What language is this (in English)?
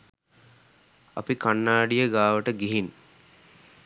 Sinhala